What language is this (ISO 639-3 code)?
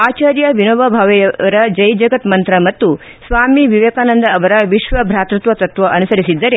kan